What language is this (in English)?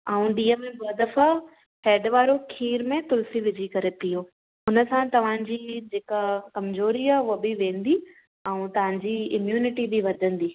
Sindhi